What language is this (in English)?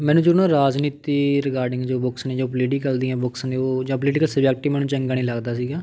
Punjabi